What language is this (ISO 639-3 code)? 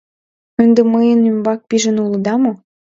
chm